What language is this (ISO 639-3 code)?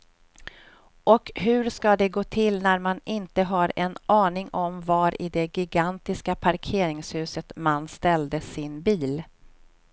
swe